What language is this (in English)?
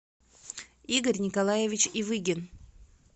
Russian